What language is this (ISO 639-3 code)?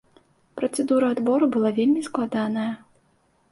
bel